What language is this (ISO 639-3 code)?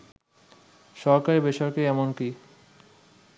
ben